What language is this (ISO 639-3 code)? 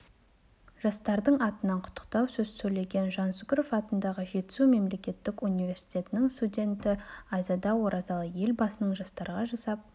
kaz